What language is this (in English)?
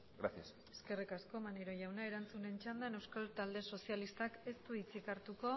Basque